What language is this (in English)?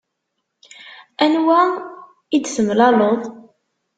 Kabyle